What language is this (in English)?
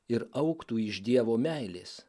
Lithuanian